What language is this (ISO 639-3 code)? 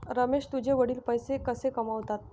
mar